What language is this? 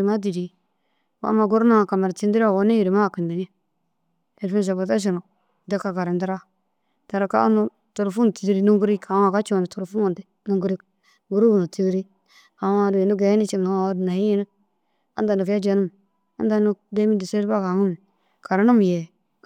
Dazaga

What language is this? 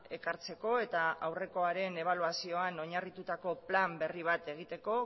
Basque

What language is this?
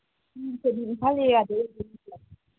Manipuri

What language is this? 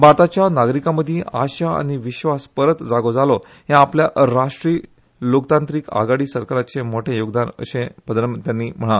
Konkani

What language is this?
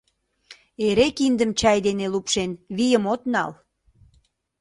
Mari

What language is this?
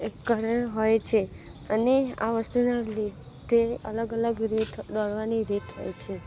Gujarati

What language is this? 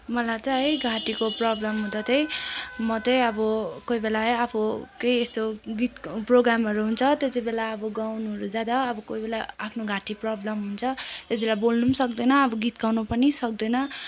Nepali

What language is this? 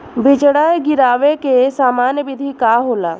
Bhojpuri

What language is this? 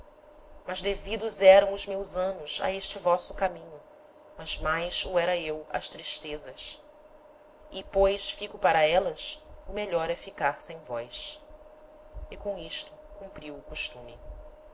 Portuguese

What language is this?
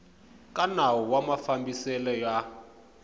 Tsonga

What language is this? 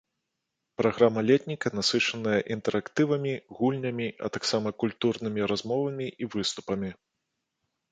Belarusian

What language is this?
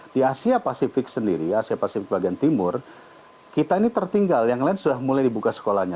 Indonesian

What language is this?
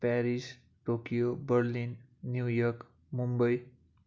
Nepali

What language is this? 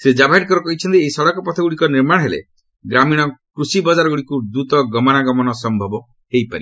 Odia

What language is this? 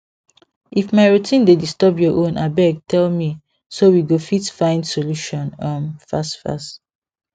Nigerian Pidgin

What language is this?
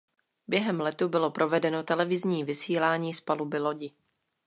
Czech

